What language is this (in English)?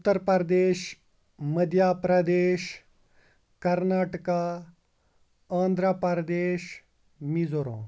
Kashmiri